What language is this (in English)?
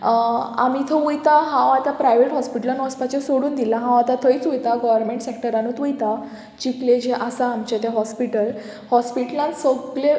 Konkani